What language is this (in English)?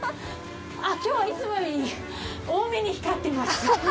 Japanese